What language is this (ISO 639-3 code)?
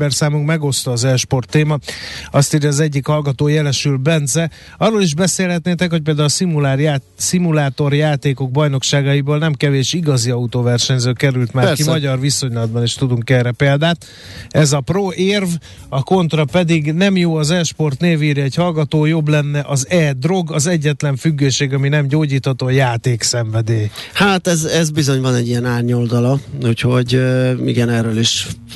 hun